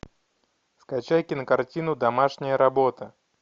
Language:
Russian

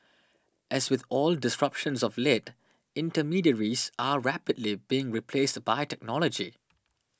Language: English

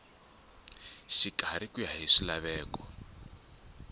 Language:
Tsonga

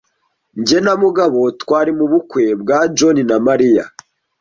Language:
Kinyarwanda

